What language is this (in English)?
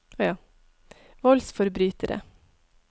Norwegian